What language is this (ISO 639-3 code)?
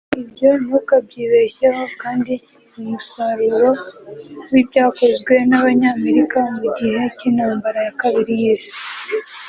kin